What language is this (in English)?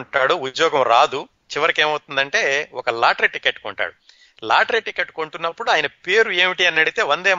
Telugu